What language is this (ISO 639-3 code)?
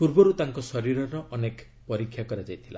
ori